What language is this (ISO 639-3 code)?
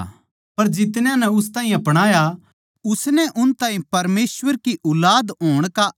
bgc